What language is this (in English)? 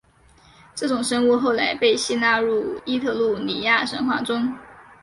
Chinese